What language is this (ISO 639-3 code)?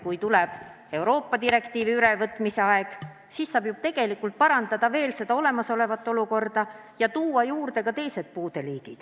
est